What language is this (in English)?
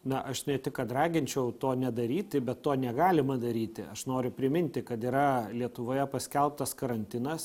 Lithuanian